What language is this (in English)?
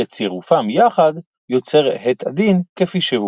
Hebrew